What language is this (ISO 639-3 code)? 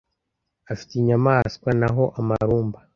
kin